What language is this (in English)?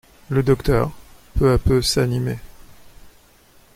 French